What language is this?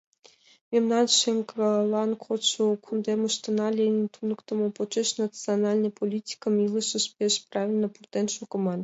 Mari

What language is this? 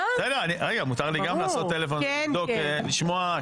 Hebrew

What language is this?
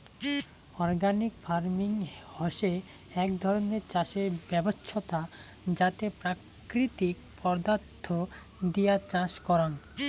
Bangla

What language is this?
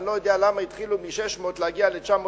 Hebrew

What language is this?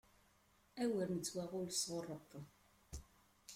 Kabyle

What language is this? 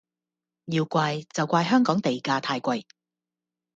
Cantonese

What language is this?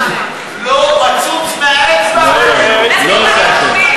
Hebrew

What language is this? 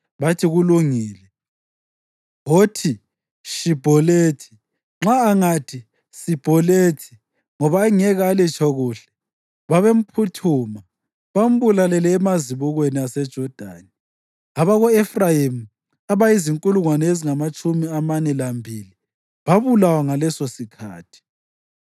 North Ndebele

